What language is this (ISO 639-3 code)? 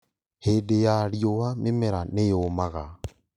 kik